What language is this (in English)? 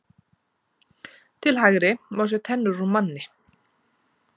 Icelandic